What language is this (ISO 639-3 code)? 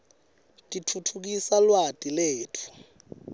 ssw